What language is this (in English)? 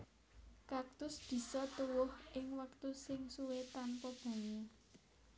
Javanese